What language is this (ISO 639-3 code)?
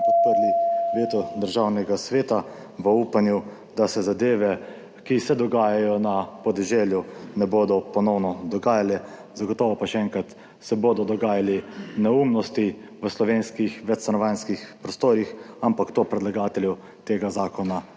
slv